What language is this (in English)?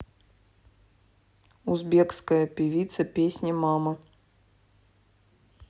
Russian